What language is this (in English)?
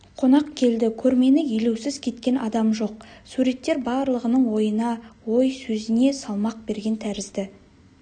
Kazakh